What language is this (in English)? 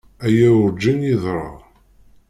Kabyle